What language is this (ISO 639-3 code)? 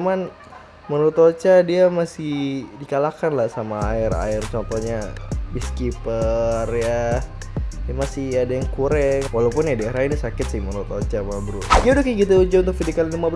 ind